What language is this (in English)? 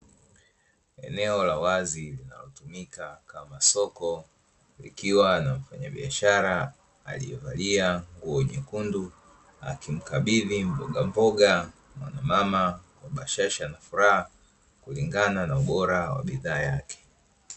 Swahili